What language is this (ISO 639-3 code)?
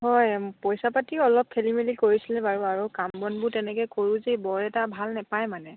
asm